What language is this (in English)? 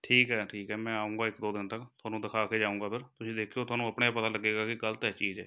Punjabi